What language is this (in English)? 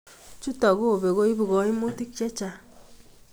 Kalenjin